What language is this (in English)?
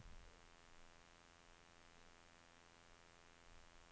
Swedish